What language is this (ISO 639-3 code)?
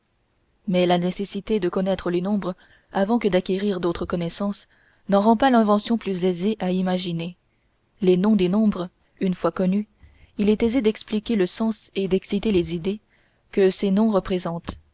fra